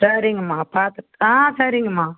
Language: Tamil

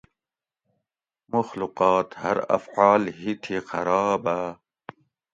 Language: Gawri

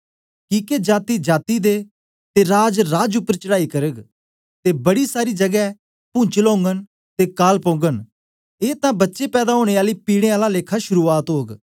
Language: Dogri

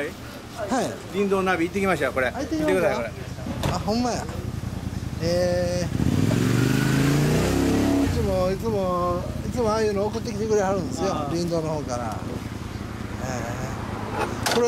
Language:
Japanese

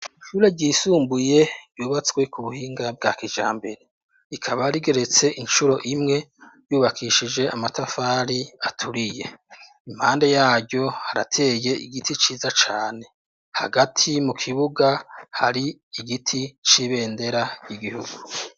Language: Rundi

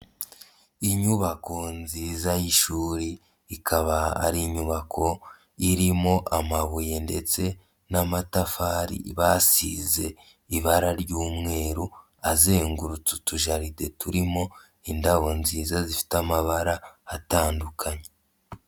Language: Kinyarwanda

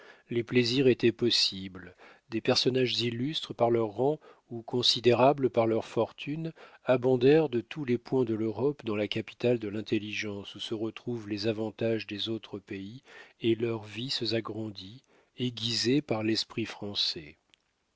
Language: French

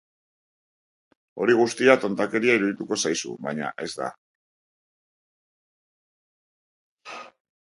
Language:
Basque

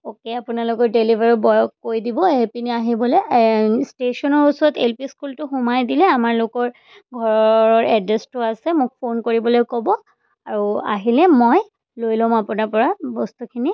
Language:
Assamese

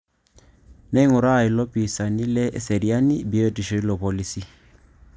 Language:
Masai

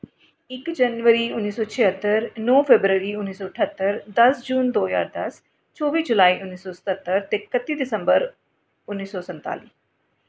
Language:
Dogri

